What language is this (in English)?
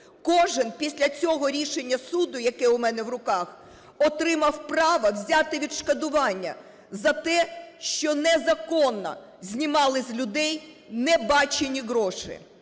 Ukrainian